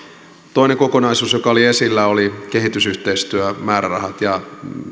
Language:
Finnish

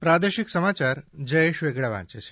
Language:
Gujarati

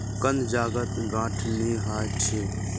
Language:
Magahi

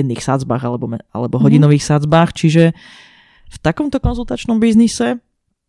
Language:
Slovak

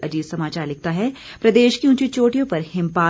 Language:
Hindi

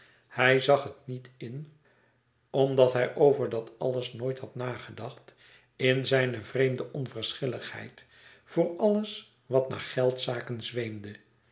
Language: Dutch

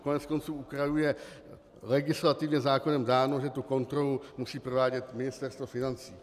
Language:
Czech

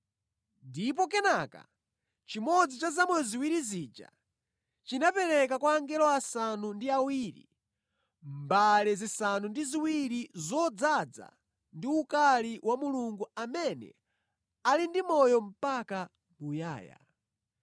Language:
Nyanja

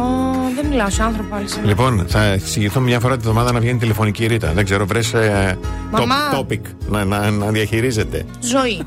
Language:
Greek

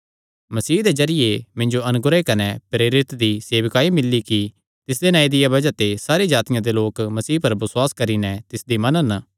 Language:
Kangri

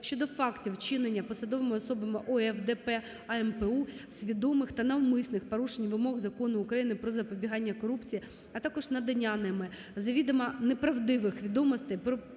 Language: Ukrainian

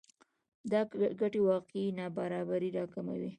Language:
Pashto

